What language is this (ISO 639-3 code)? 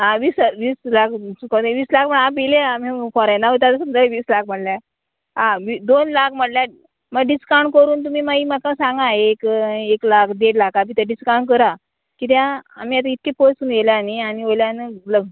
kok